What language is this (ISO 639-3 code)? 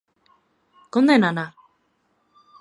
glg